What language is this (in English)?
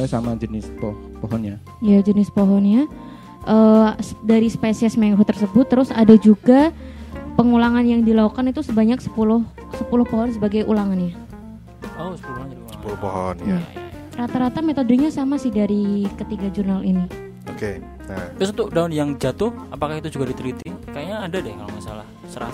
Indonesian